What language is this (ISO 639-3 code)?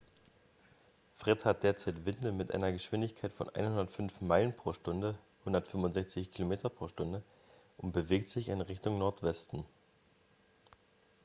deu